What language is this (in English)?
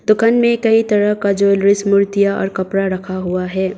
Hindi